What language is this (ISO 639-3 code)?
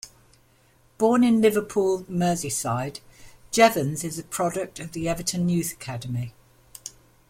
eng